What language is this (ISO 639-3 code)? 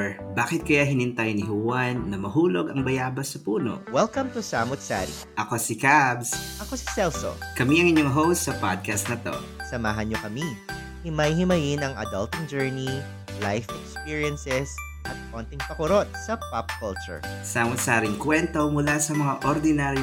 fil